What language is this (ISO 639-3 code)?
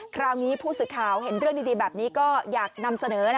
tha